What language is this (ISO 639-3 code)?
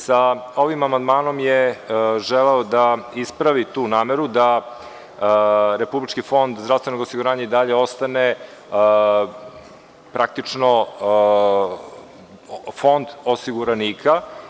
srp